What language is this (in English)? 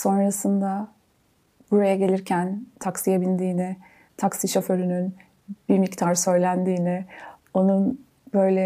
Turkish